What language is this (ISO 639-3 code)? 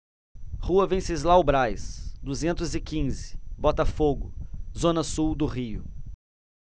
por